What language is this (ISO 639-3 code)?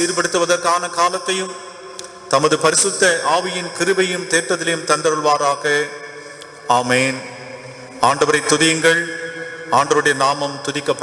tam